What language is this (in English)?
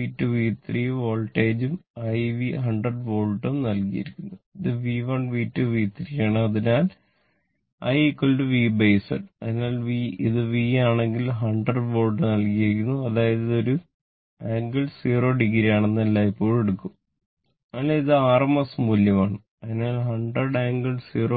Malayalam